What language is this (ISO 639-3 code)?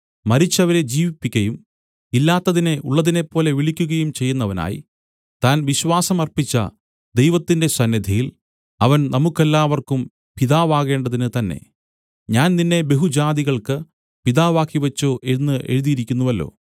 mal